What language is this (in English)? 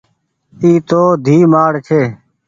Goaria